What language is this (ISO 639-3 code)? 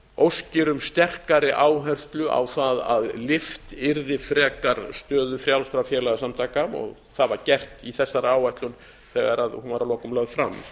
isl